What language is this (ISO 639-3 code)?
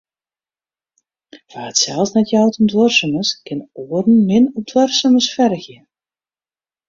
fry